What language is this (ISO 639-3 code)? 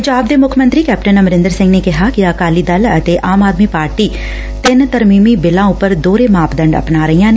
pan